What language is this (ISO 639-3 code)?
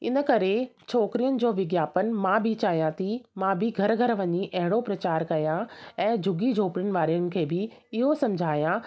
snd